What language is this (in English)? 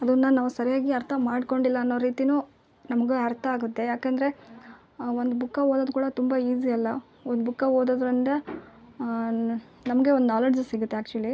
Kannada